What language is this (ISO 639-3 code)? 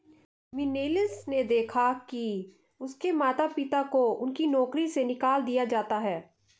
hin